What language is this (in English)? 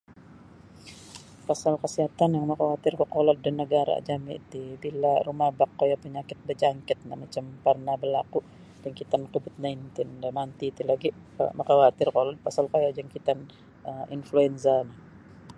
Sabah Bisaya